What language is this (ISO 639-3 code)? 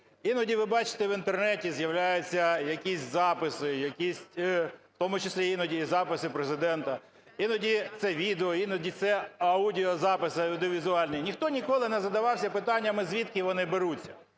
ukr